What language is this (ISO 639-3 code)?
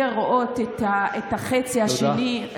heb